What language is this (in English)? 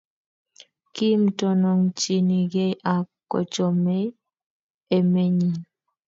Kalenjin